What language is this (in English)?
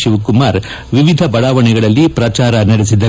Kannada